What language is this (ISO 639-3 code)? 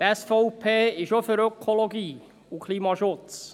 gsw